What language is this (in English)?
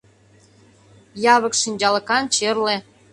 Mari